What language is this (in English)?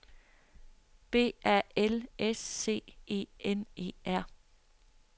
Danish